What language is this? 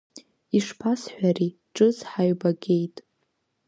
Abkhazian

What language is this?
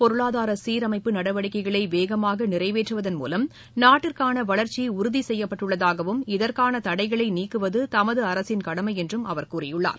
Tamil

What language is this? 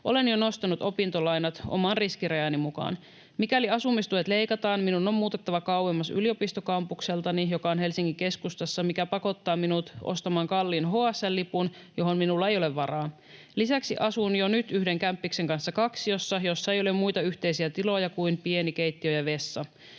Finnish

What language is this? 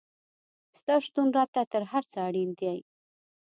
Pashto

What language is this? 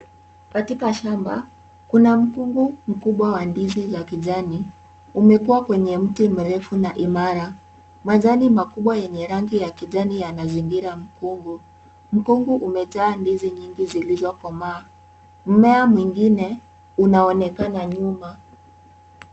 Swahili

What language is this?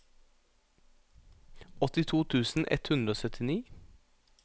Norwegian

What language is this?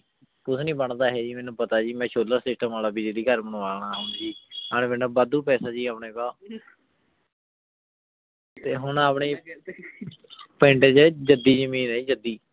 Punjabi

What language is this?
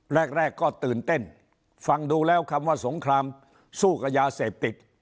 Thai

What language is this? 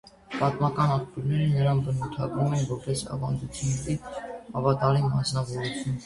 Armenian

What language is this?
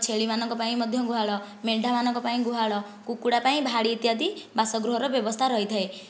Odia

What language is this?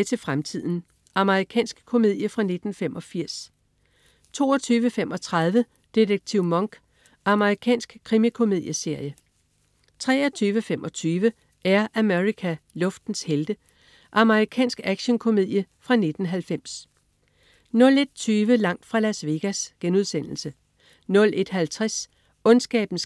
Danish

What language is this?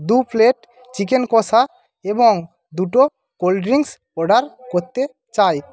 Bangla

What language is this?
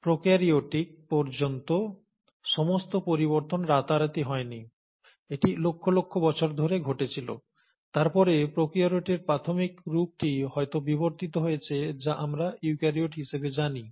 Bangla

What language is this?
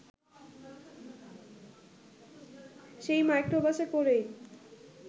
Bangla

